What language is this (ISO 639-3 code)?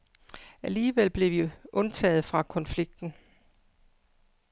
dan